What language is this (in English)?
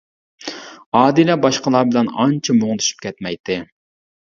Uyghur